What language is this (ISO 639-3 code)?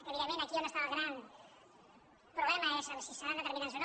cat